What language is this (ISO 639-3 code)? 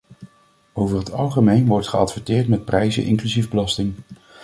nld